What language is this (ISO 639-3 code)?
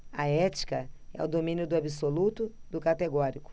por